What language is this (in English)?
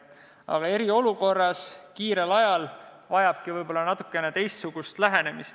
Estonian